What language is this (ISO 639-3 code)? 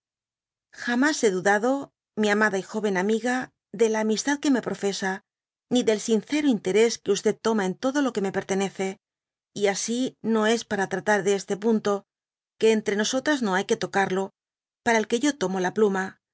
spa